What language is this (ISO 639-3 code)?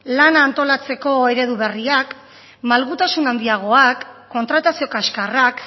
eus